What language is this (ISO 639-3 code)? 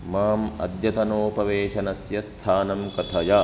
san